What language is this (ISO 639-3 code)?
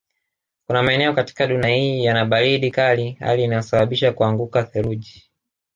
swa